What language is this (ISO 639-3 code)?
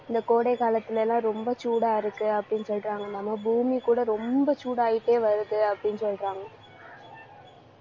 tam